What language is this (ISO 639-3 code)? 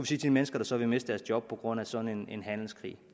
dan